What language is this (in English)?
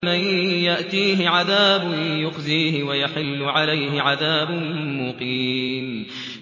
Arabic